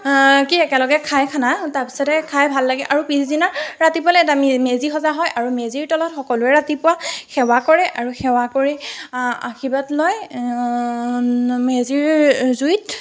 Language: Assamese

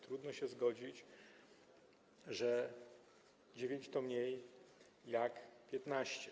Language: Polish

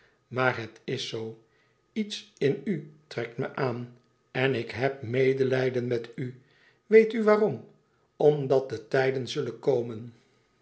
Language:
Dutch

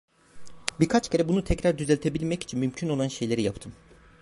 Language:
Turkish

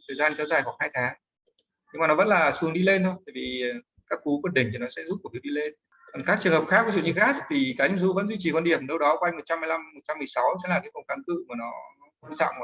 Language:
Vietnamese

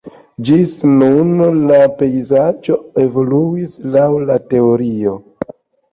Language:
Esperanto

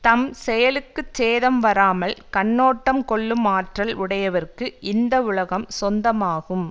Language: Tamil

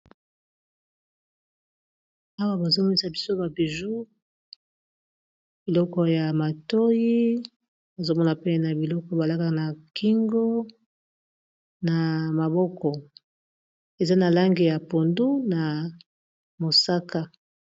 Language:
Lingala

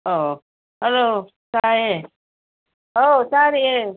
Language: Manipuri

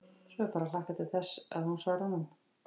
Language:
Icelandic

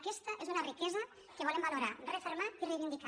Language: Catalan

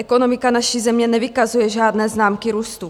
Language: Czech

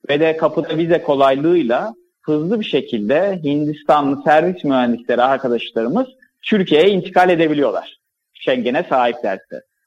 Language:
Turkish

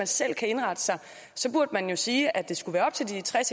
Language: Danish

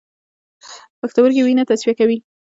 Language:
Pashto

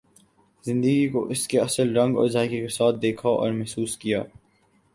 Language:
Urdu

